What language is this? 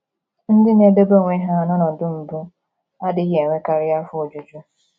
Igbo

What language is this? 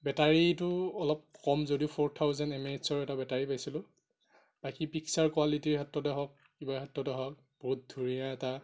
Assamese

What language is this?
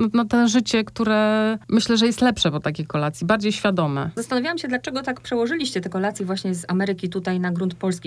Polish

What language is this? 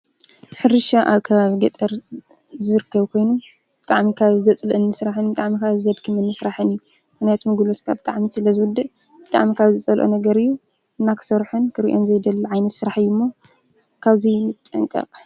Tigrinya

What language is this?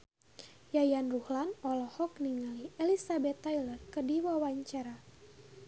Sundanese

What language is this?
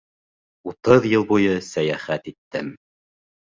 Bashkir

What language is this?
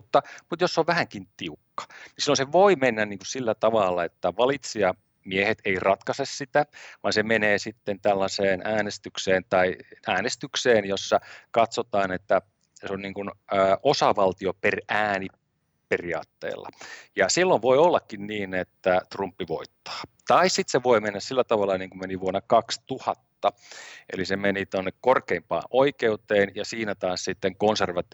Finnish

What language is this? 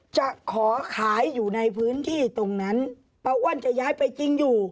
Thai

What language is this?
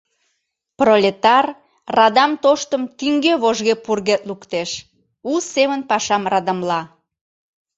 Mari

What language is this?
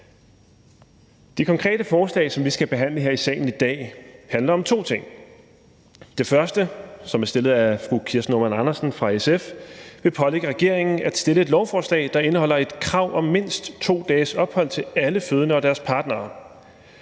Danish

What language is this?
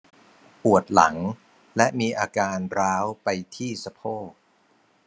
Thai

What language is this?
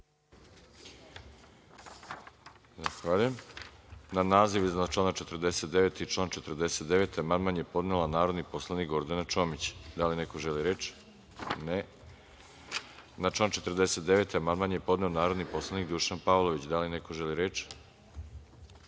Serbian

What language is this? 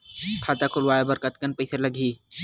Chhattisgarhi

